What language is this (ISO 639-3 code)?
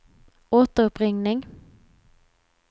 swe